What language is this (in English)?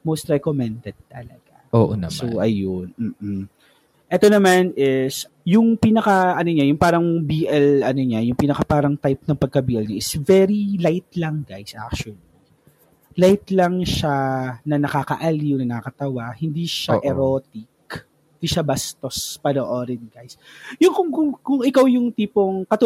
Filipino